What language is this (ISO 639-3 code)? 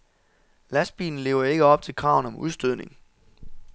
dan